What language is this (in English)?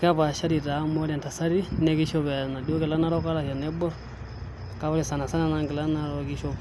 Masai